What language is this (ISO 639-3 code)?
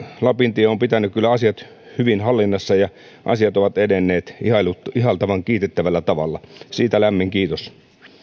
fin